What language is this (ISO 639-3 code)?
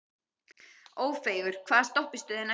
isl